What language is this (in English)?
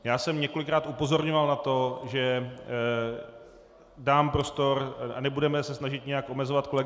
Czech